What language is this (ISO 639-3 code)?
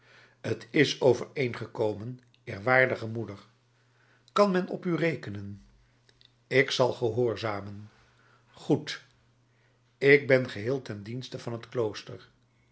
nld